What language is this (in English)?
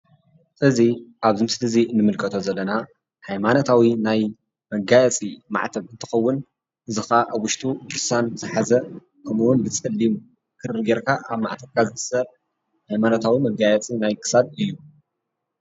Tigrinya